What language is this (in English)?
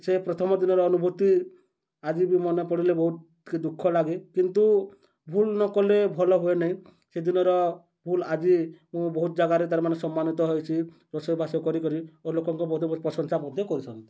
Odia